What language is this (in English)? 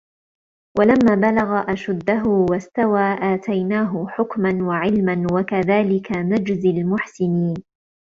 Arabic